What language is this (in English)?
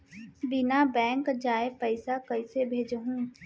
Chhattisgarhi